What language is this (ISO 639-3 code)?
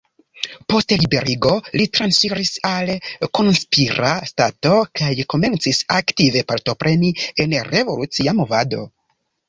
epo